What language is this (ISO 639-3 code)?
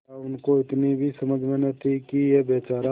hin